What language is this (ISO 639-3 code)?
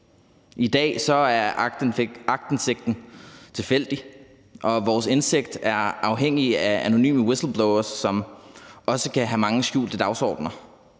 dan